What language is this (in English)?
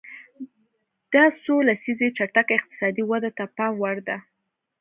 Pashto